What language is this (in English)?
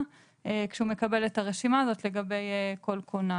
Hebrew